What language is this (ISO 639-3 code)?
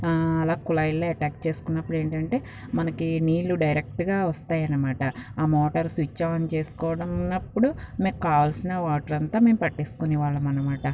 tel